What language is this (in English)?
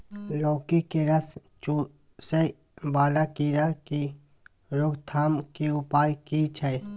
Maithili